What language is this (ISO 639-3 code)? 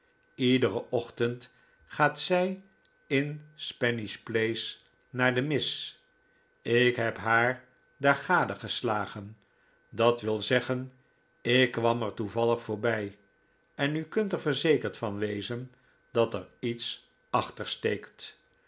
nld